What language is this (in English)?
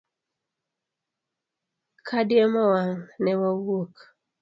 Luo (Kenya and Tanzania)